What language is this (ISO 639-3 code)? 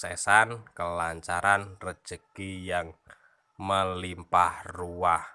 ind